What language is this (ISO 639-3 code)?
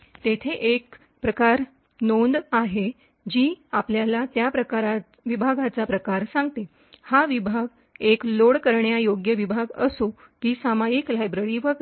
mar